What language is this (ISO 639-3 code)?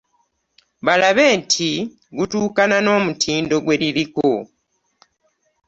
lug